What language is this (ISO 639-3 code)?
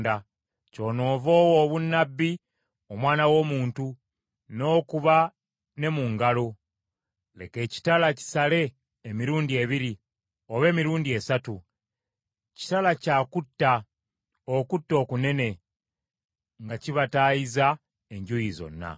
lug